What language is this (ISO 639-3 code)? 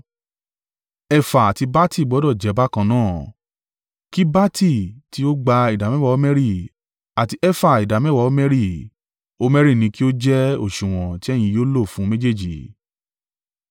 yor